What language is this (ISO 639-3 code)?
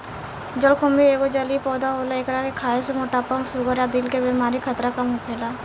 bho